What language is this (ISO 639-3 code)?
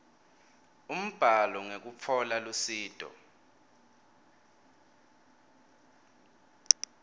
ssw